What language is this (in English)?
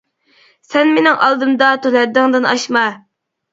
Uyghur